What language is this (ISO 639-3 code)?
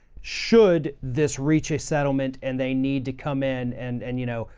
eng